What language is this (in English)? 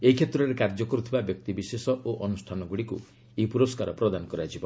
Odia